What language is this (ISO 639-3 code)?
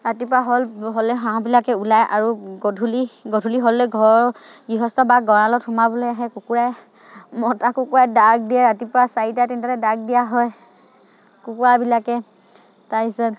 asm